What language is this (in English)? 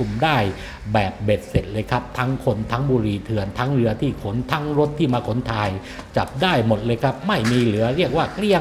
Thai